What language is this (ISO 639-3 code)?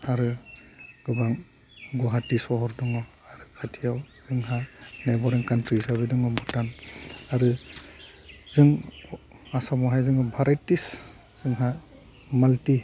brx